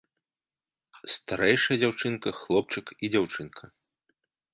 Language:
Belarusian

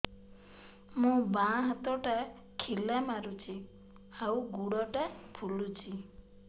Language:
Odia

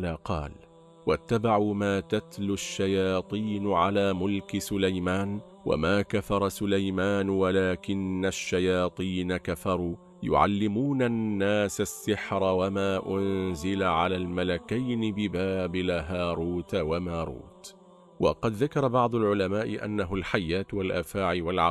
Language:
Arabic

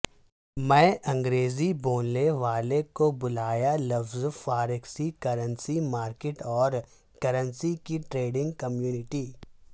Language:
Urdu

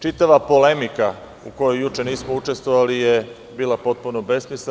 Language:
Serbian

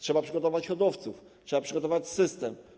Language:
Polish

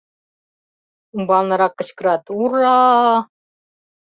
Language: Mari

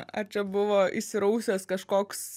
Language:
Lithuanian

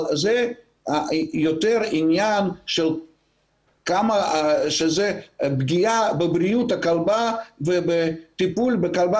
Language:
Hebrew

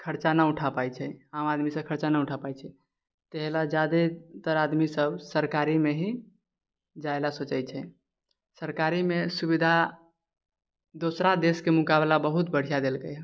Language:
Maithili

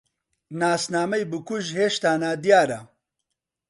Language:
Central Kurdish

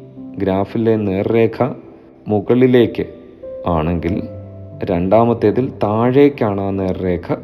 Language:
Malayalam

